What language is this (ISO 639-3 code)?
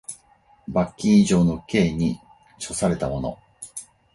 jpn